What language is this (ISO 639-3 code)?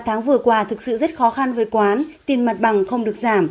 vie